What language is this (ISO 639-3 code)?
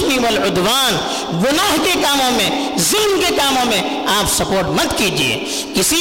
urd